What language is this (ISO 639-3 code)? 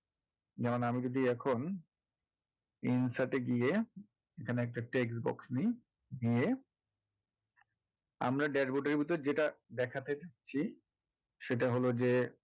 ben